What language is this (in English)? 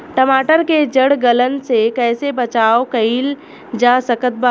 Bhojpuri